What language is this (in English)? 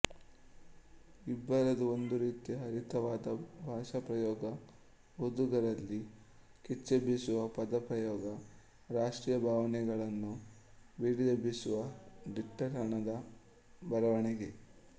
Kannada